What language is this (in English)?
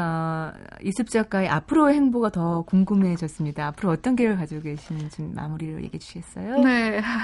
Korean